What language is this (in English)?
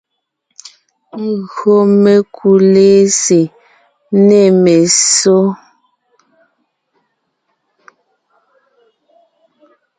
Ngiemboon